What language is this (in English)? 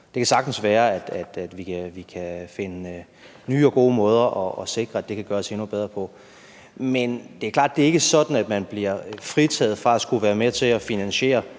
Danish